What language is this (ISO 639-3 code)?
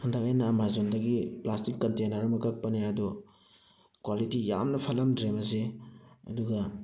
mni